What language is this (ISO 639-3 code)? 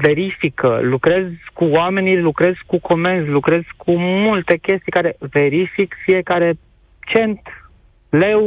ron